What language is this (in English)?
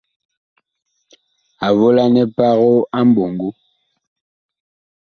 Bakoko